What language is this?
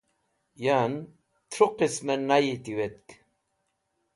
Wakhi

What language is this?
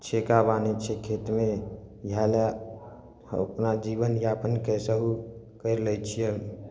Maithili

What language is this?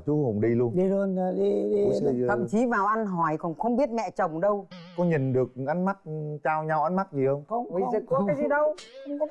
Vietnamese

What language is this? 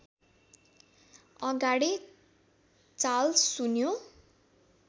Nepali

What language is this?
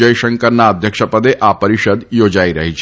Gujarati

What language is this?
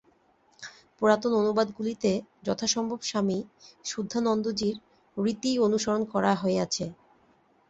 Bangla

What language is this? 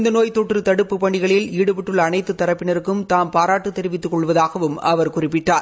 Tamil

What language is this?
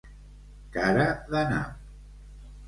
Catalan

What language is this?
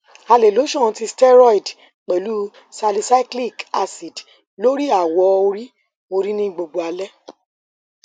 Yoruba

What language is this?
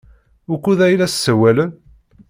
Kabyle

